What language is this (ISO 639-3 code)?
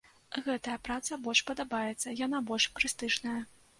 bel